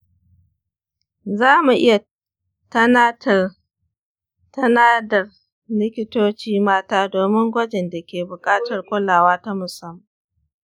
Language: Hausa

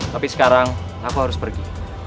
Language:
Indonesian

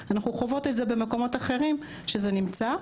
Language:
Hebrew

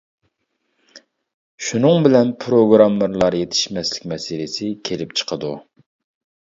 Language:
Uyghur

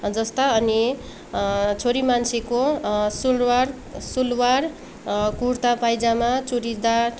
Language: Nepali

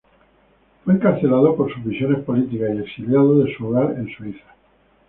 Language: Spanish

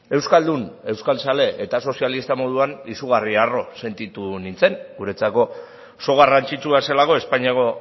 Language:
Basque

